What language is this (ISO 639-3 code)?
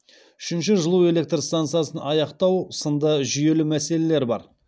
kaz